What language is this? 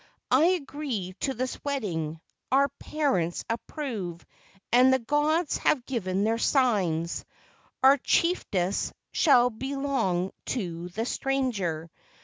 English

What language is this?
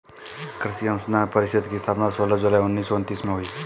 Hindi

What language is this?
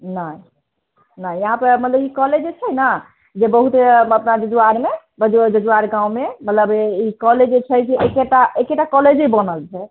Maithili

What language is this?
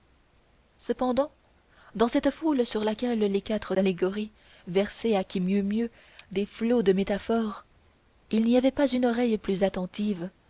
French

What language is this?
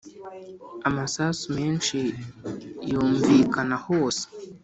Kinyarwanda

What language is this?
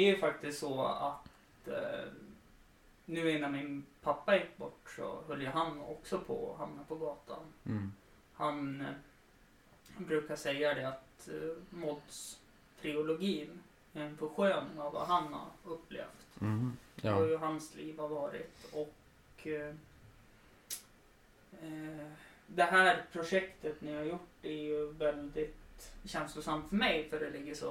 Swedish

